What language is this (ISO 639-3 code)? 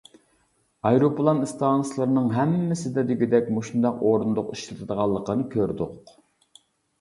uig